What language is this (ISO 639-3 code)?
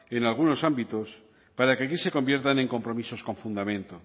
spa